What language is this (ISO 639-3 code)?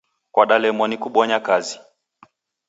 dav